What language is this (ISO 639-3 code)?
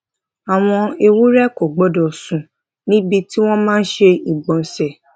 yor